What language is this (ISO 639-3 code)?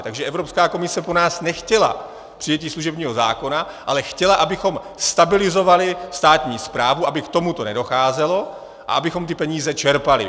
ces